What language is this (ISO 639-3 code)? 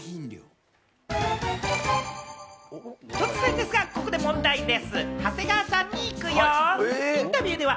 jpn